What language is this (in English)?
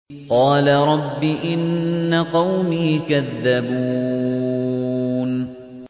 Arabic